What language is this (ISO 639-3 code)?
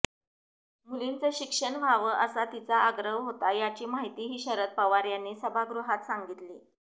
mar